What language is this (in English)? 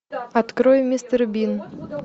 Russian